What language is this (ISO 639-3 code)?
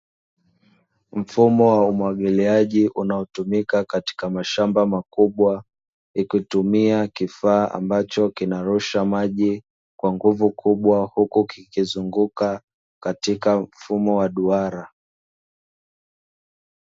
swa